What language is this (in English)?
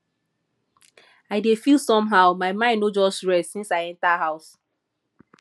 Nigerian Pidgin